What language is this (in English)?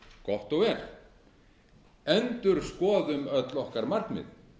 Icelandic